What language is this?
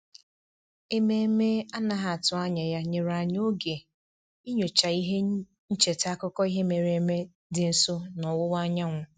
Igbo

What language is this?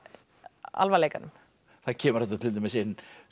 Icelandic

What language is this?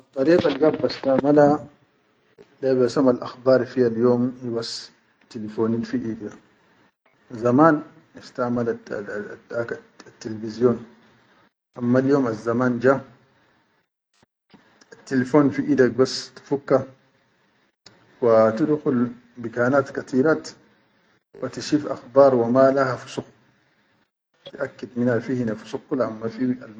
Chadian Arabic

